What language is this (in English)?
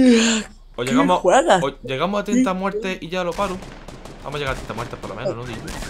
Spanish